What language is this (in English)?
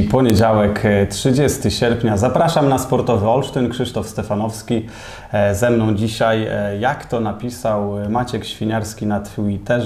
Polish